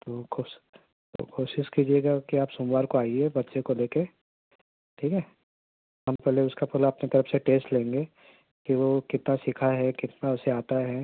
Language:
Urdu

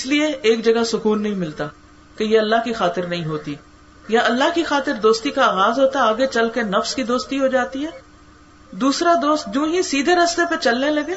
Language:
Urdu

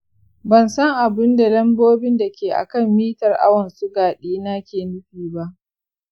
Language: Hausa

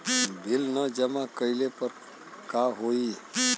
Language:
Bhojpuri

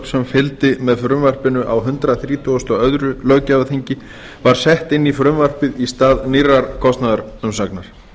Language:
Icelandic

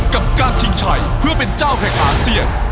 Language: Thai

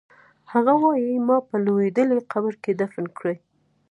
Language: Pashto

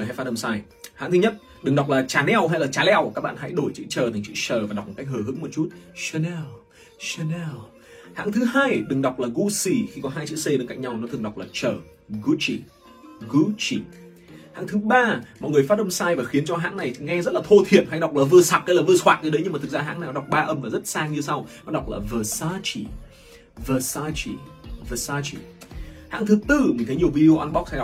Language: Vietnamese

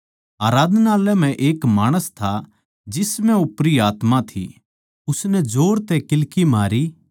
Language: Haryanvi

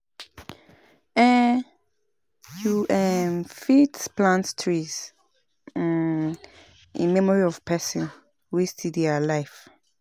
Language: Nigerian Pidgin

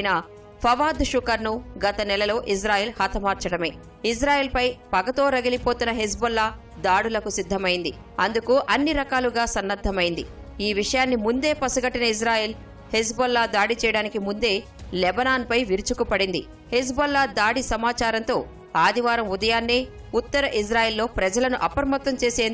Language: Telugu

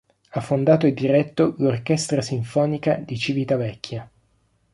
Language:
Italian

